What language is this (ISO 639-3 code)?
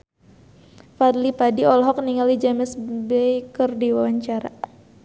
sun